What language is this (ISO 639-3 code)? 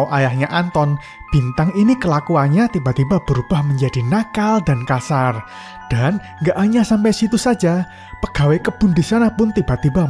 ind